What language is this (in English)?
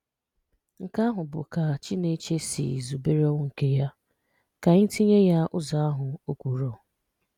Igbo